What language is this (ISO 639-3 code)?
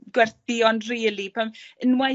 cym